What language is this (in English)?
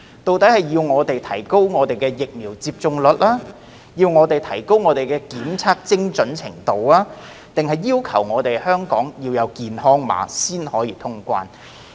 Cantonese